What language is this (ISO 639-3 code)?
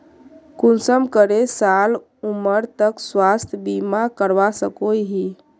mag